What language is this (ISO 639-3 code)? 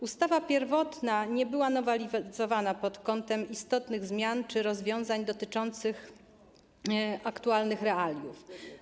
pol